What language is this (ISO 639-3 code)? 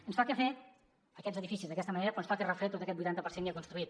cat